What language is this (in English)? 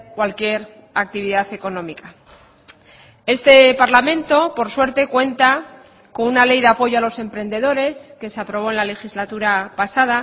Spanish